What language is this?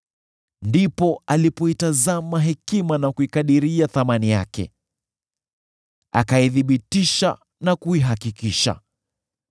Swahili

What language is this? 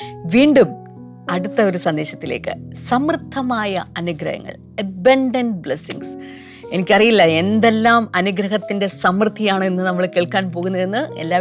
Malayalam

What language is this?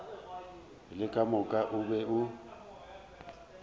Northern Sotho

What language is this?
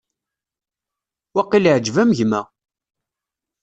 Kabyle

